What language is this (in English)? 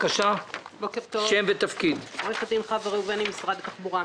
Hebrew